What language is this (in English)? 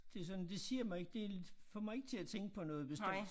Danish